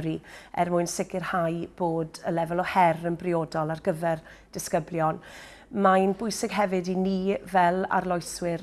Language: Welsh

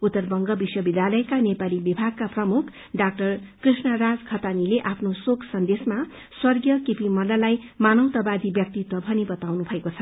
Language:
Nepali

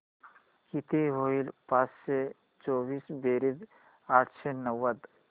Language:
Marathi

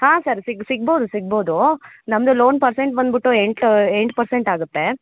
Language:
Kannada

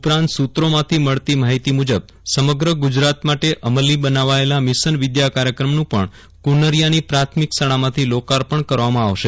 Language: Gujarati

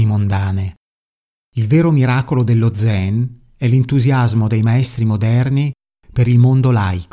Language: Italian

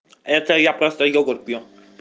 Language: Russian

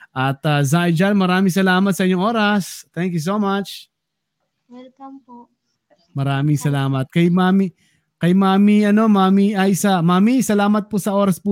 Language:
Filipino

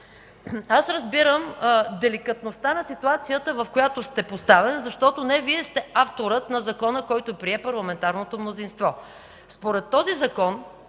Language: Bulgarian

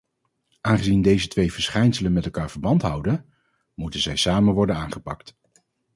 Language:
Dutch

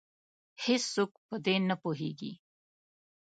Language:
Pashto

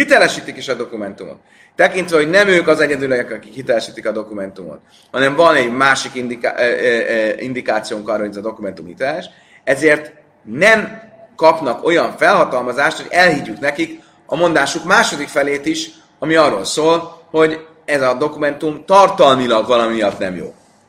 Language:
Hungarian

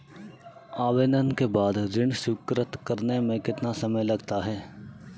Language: Hindi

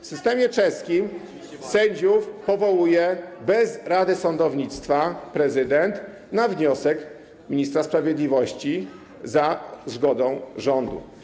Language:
Polish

